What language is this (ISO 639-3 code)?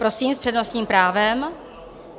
ces